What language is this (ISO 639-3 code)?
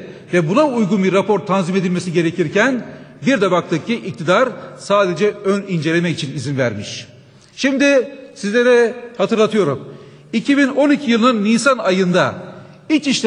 tur